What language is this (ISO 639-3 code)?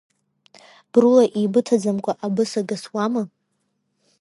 abk